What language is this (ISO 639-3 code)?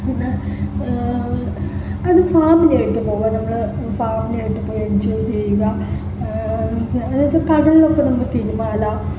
mal